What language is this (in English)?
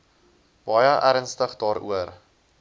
Afrikaans